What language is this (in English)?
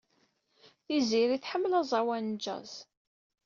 Kabyle